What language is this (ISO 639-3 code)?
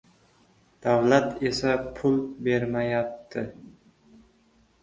uzb